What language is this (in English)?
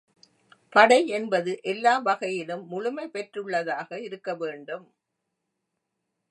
Tamil